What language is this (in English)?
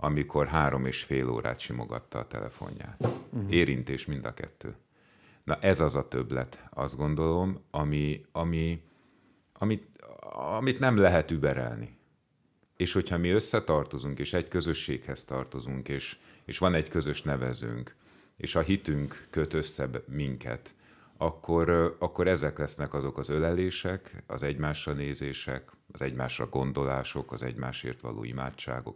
Hungarian